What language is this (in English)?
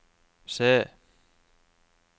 Norwegian